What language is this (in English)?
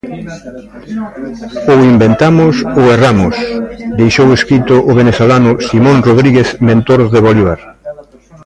Galician